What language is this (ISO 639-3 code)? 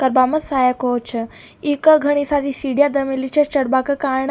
raj